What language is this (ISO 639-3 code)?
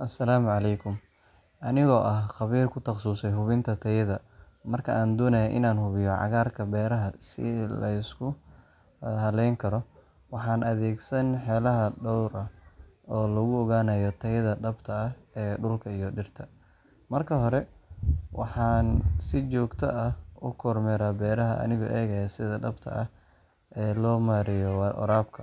som